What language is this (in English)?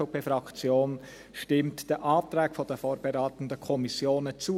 Swiss German